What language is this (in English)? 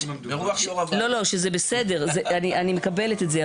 Hebrew